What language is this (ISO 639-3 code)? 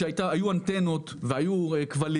heb